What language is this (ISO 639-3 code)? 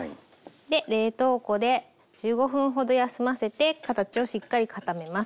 jpn